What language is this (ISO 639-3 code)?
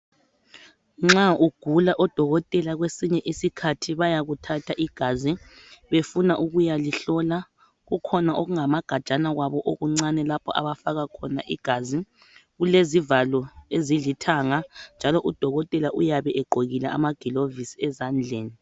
nde